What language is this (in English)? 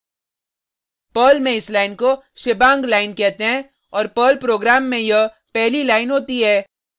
Hindi